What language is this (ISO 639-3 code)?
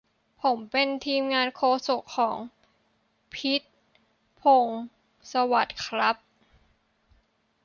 tha